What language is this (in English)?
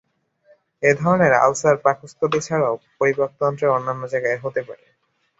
Bangla